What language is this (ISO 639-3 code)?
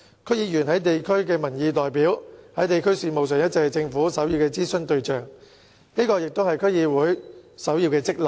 yue